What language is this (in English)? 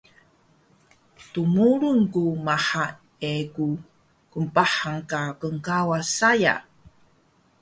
Taroko